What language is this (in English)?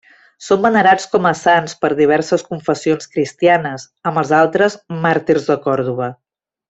Catalan